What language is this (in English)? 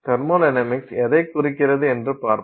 Tamil